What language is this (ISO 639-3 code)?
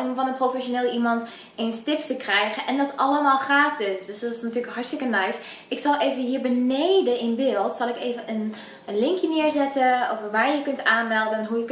nld